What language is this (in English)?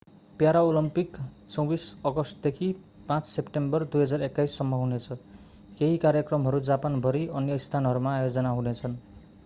Nepali